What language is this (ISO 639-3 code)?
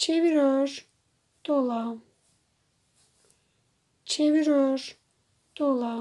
tur